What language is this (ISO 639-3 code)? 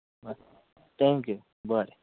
kok